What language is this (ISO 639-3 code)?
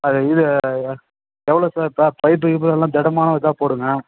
tam